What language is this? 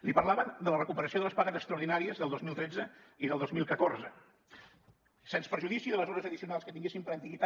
Catalan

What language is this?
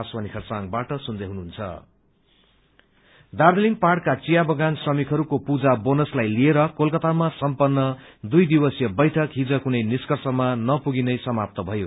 Nepali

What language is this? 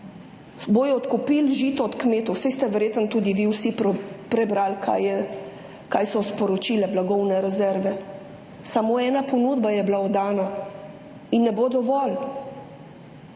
Slovenian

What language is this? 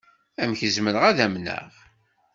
Kabyle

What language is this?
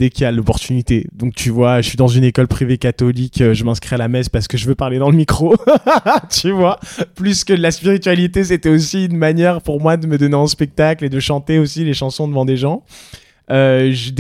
French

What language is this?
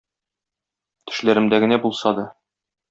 Tatar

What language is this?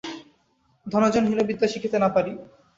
Bangla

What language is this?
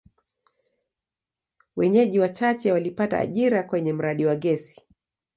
Swahili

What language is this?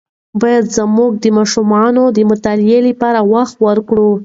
Pashto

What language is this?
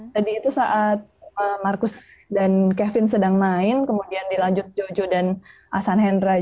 Indonesian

